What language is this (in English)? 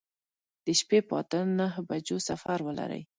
Pashto